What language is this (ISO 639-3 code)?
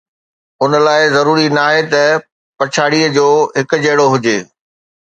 snd